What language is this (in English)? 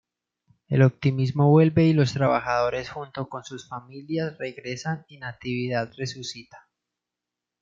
Spanish